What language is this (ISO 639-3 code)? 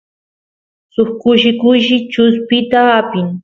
qus